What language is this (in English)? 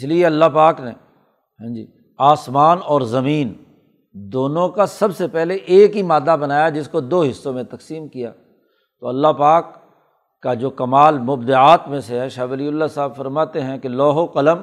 Urdu